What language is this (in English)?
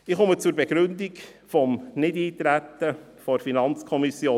Swiss German